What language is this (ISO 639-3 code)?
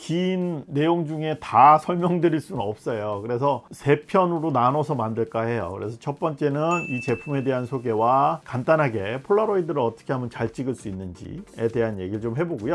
kor